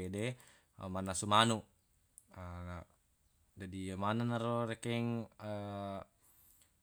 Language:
Buginese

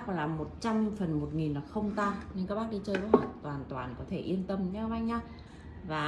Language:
Vietnamese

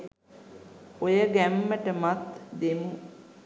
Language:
Sinhala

